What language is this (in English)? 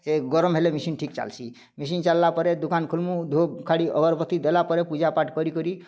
Odia